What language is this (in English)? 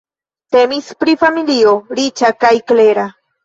Esperanto